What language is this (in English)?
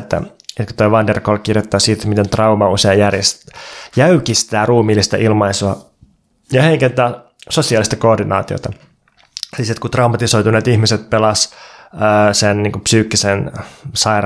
Finnish